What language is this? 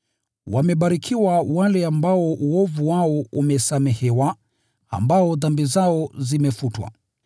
Swahili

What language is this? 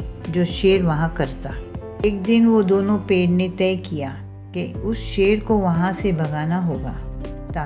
Hindi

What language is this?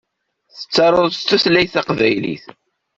Kabyle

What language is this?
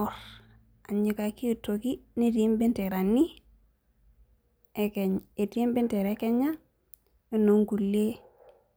Masai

